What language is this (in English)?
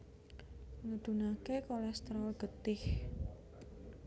Javanese